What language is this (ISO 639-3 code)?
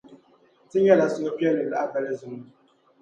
dag